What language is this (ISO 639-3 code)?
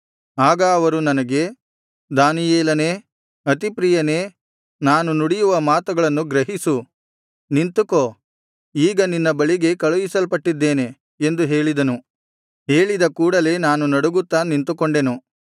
kan